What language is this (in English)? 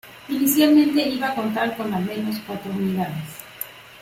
Spanish